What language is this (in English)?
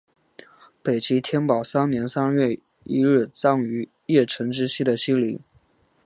Chinese